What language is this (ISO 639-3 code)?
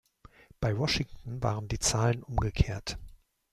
deu